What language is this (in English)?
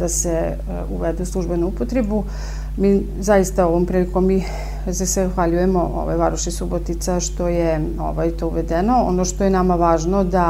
Croatian